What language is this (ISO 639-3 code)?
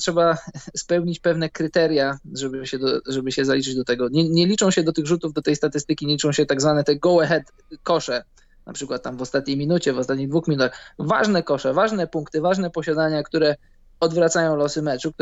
pol